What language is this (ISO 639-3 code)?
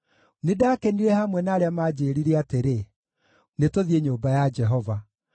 kik